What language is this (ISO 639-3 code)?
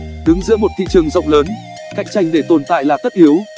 vie